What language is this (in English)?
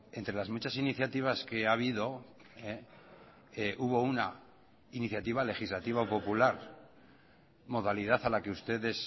Spanish